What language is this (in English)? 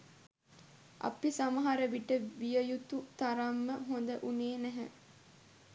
Sinhala